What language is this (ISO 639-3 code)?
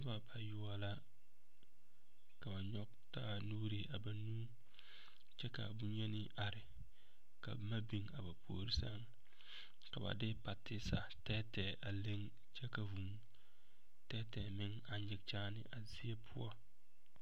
dga